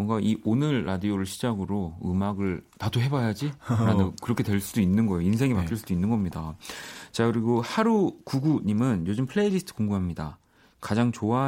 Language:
Korean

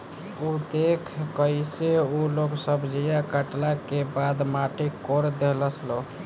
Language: Bhojpuri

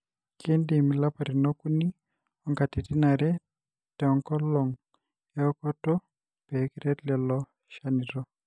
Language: Masai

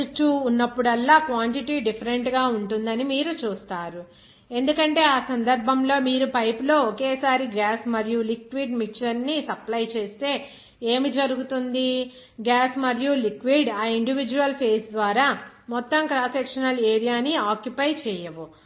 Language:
Telugu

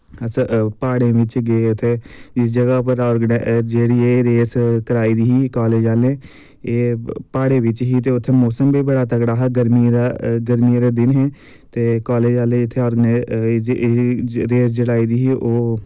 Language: Dogri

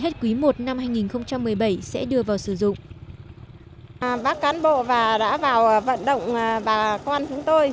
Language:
Vietnamese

